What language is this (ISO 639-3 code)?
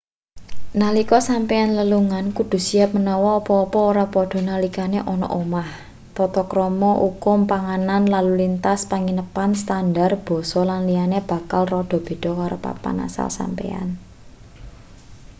jav